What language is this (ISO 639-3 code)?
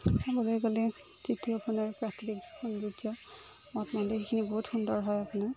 asm